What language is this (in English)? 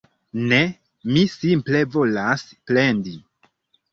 Esperanto